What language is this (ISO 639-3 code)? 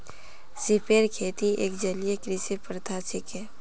mag